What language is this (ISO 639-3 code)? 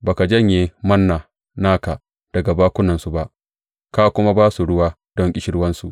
hau